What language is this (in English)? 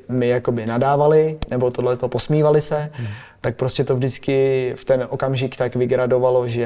Czech